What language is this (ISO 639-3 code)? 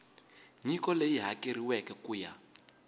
tso